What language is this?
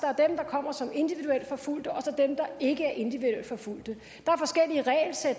Danish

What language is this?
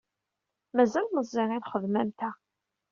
Kabyle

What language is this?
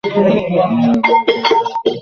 Bangla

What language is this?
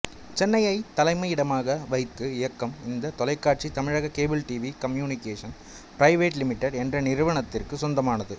Tamil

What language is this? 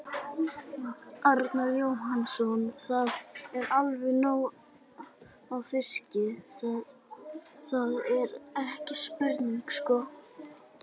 Icelandic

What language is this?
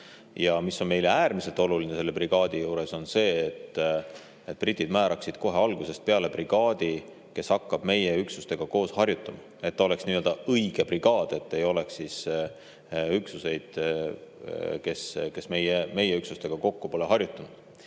Estonian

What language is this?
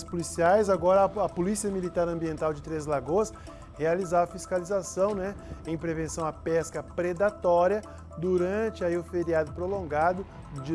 Portuguese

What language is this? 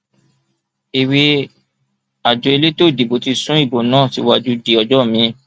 Yoruba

